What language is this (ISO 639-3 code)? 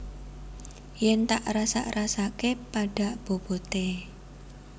jav